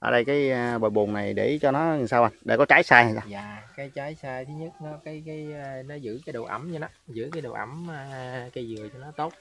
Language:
Vietnamese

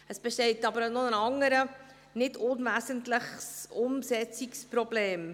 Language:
Swiss German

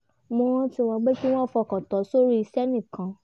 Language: Yoruba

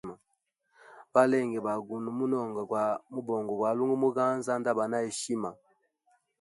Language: Hemba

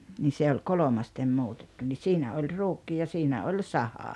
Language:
Finnish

